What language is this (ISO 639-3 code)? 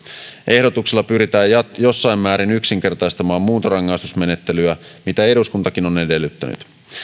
fin